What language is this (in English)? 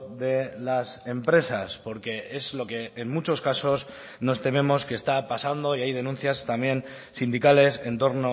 Spanish